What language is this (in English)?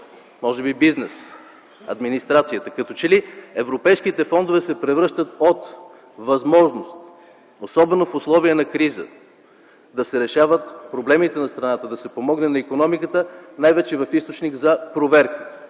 Bulgarian